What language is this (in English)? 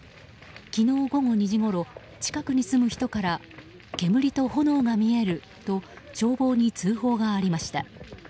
Japanese